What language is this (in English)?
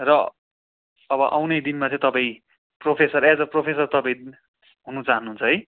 Nepali